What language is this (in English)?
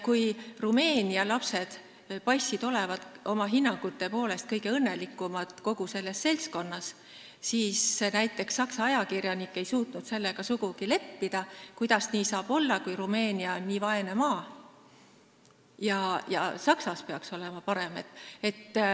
Estonian